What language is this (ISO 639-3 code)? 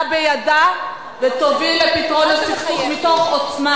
heb